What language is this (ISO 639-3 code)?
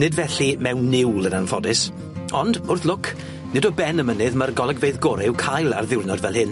cym